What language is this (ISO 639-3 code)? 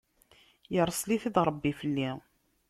kab